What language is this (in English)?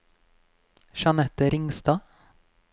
Norwegian